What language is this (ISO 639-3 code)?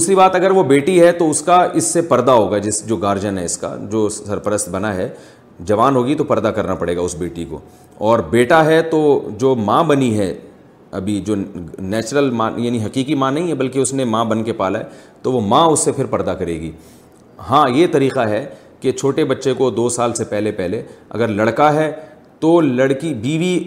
urd